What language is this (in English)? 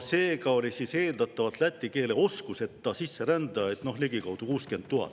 Estonian